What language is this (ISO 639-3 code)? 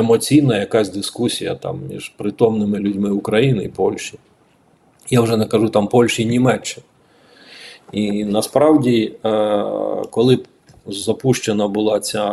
ukr